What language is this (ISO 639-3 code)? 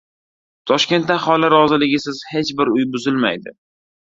uzb